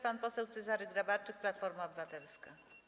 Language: Polish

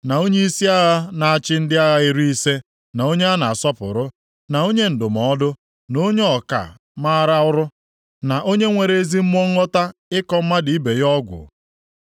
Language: Igbo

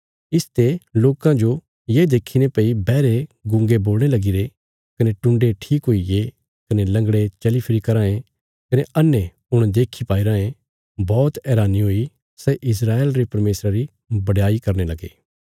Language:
Bilaspuri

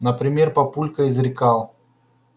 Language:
Russian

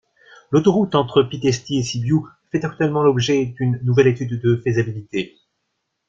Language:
French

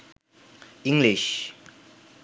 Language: Bangla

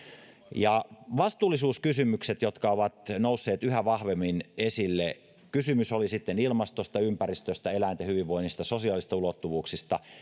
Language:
Finnish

